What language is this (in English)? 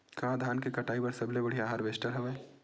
Chhattisgarhi